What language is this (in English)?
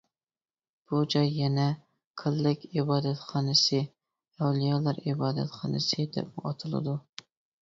Uyghur